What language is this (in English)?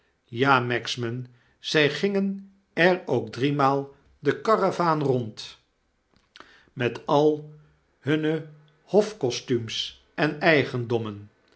Dutch